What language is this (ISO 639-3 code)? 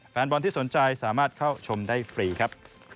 tha